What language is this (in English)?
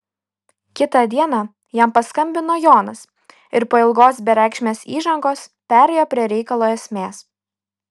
Lithuanian